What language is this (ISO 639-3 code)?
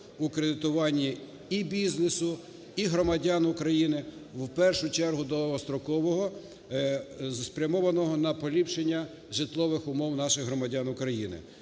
ukr